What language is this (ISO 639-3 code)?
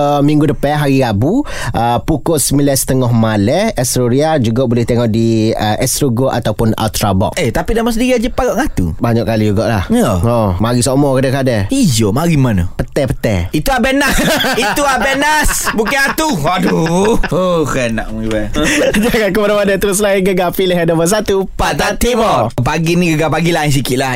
msa